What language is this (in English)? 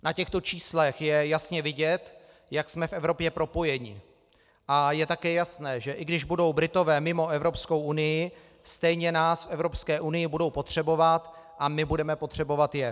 Czech